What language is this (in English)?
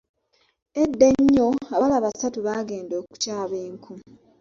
Ganda